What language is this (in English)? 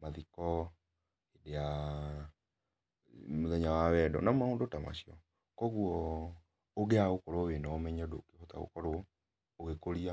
Kikuyu